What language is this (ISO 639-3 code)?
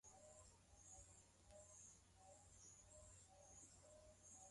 swa